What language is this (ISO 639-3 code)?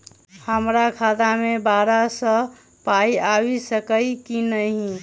mai